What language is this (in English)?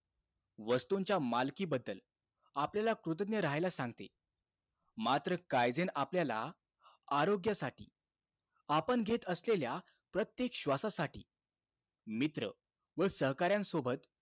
Marathi